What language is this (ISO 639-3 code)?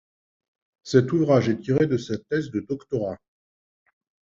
fra